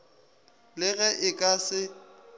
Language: Northern Sotho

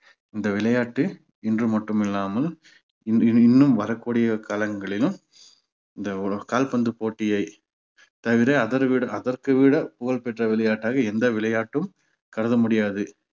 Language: Tamil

